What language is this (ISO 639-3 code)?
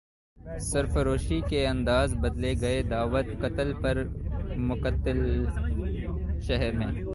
urd